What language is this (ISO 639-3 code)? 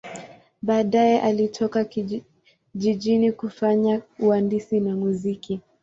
swa